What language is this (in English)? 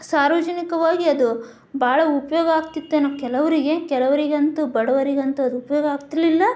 Kannada